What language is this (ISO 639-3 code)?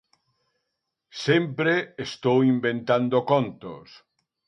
glg